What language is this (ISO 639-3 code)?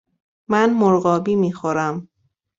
fas